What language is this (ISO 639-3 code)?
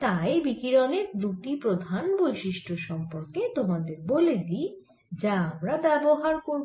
ben